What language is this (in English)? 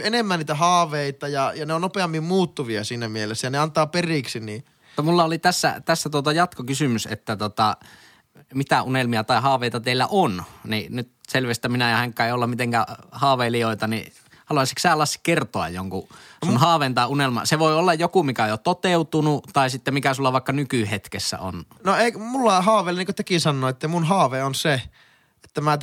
Finnish